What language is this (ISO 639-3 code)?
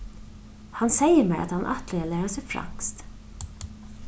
fao